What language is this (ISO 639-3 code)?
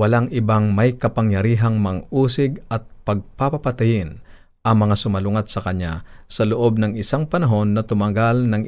fil